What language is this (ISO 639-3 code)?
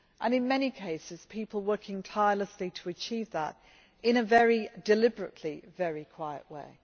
eng